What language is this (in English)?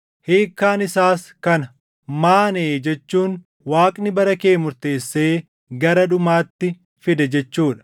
Oromo